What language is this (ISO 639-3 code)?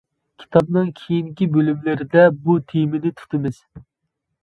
uig